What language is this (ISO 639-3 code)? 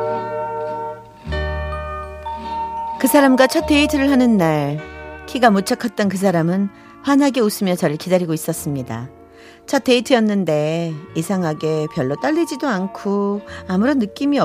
kor